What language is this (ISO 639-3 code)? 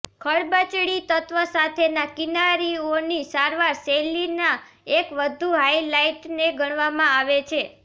guj